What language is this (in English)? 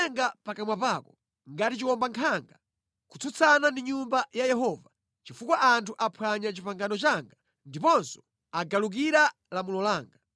Nyanja